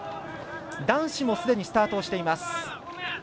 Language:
Japanese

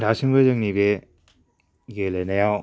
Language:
Bodo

